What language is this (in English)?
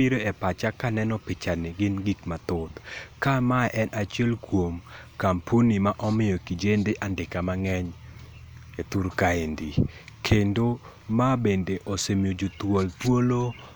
Luo (Kenya and Tanzania)